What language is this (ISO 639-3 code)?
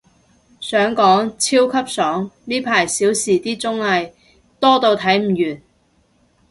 yue